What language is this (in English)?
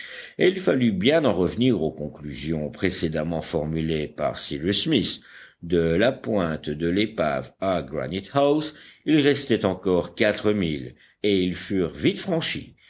French